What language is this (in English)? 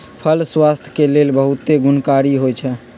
Magahi